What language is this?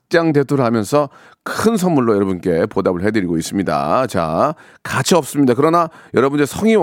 Korean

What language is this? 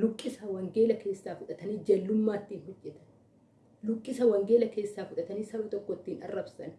Oromo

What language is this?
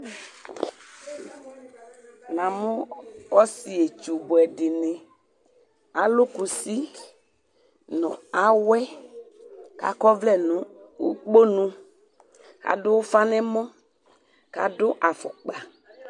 Ikposo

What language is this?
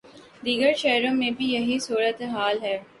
Urdu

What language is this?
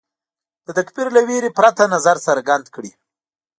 Pashto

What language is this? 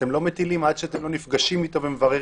Hebrew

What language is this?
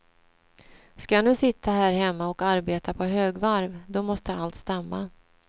Swedish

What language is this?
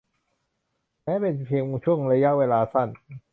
Thai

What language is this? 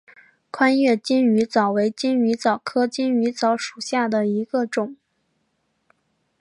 Chinese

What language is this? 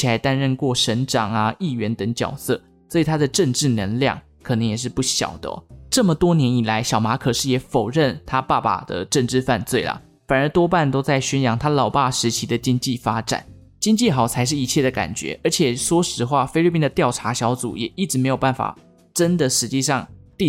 Chinese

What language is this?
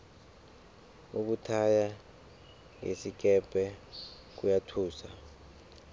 South Ndebele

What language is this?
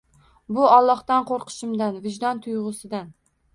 Uzbek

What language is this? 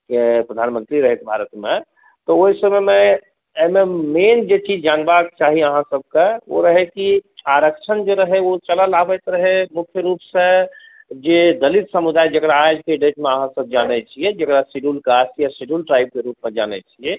Maithili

